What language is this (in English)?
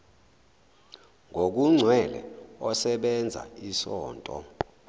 Zulu